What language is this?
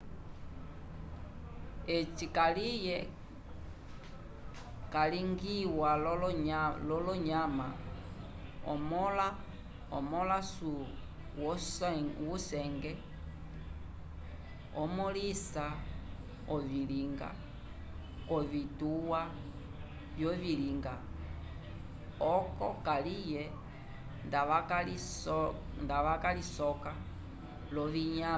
Umbundu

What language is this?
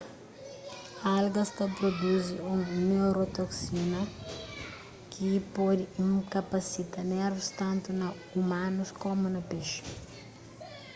Kabuverdianu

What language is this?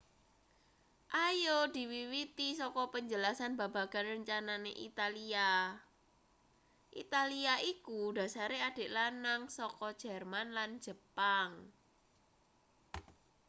Javanese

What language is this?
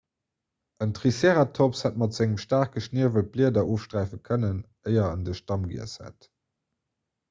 Luxembourgish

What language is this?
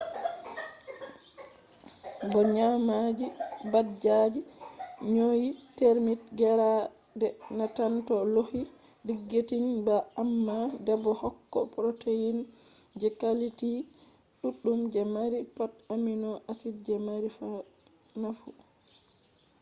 Fula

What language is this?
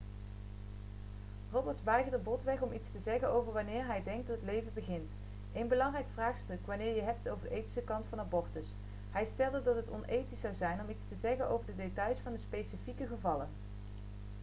Dutch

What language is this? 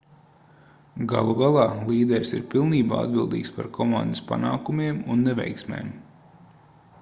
Latvian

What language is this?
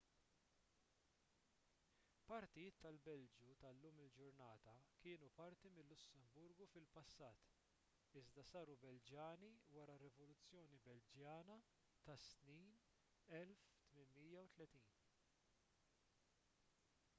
Maltese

